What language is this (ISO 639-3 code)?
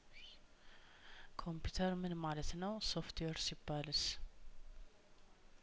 amh